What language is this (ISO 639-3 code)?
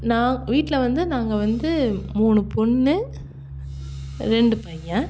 tam